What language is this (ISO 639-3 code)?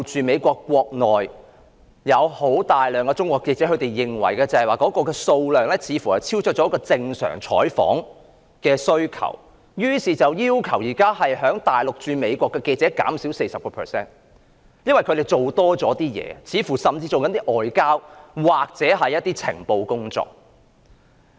yue